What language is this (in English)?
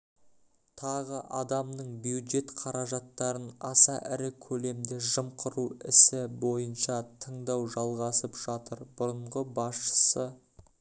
Kazakh